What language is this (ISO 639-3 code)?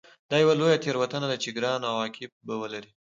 pus